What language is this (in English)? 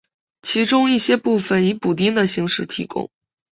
Chinese